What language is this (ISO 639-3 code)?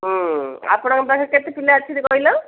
ori